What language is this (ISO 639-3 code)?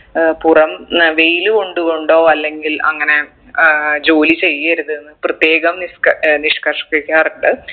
mal